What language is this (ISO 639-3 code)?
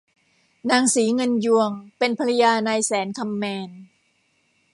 tha